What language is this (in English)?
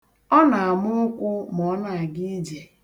Igbo